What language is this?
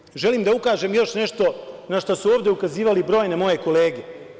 Serbian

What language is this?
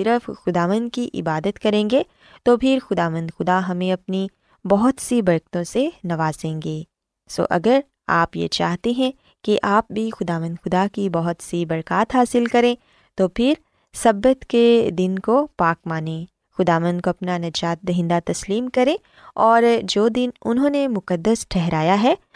Urdu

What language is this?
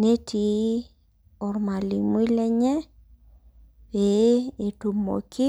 Masai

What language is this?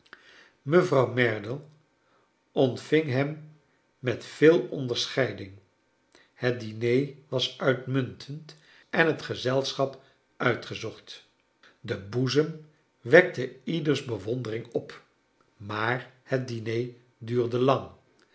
Dutch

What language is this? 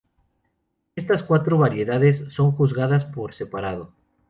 Spanish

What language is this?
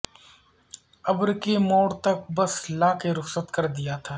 Urdu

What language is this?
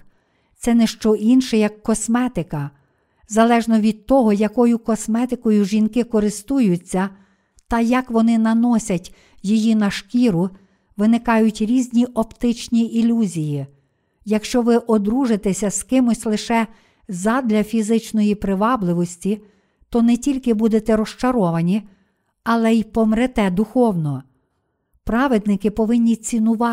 Ukrainian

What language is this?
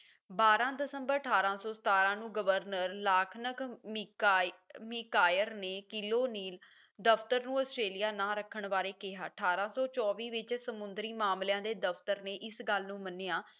Punjabi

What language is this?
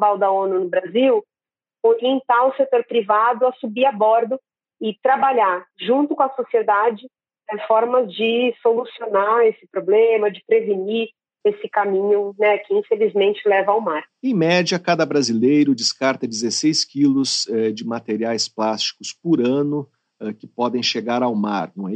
Portuguese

